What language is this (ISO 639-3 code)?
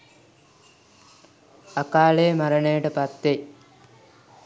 sin